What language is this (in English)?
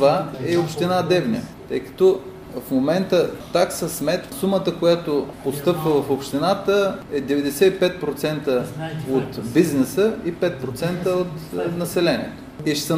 Bulgarian